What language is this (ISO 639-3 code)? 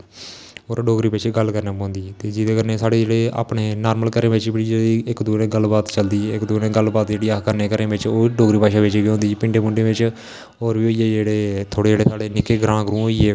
doi